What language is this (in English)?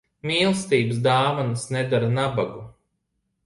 Latvian